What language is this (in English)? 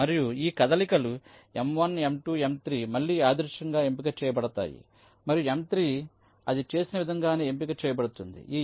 Telugu